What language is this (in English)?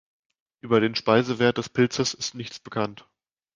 German